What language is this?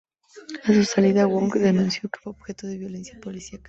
Spanish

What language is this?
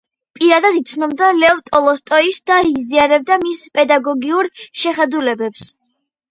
Georgian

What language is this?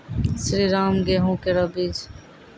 Maithili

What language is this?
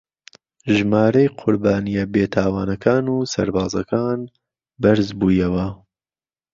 Central Kurdish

